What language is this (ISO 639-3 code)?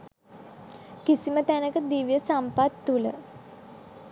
sin